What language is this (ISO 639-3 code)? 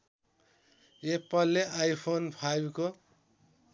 nep